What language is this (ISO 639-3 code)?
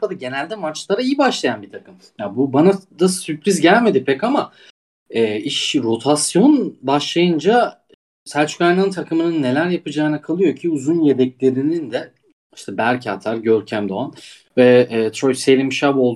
tur